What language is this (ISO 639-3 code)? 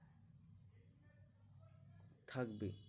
ben